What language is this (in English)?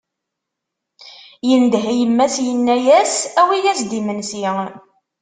Kabyle